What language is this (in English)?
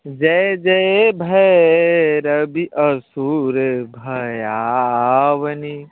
Maithili